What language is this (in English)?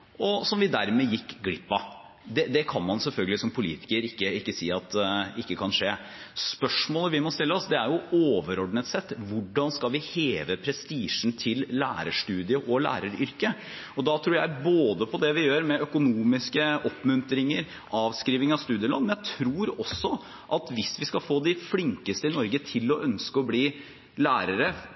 Norwegian Bokmål